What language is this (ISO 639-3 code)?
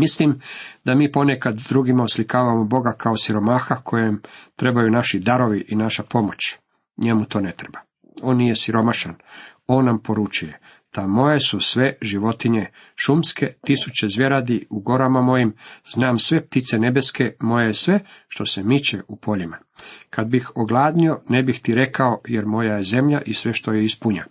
hrv